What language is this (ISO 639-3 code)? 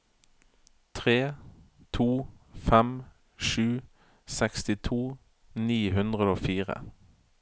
nor